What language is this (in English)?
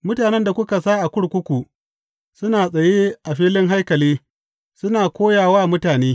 Hausa